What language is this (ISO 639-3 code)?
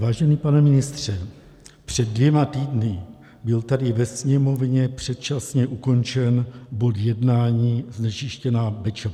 ces